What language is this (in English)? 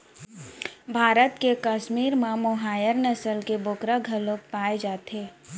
Chhattisgarhi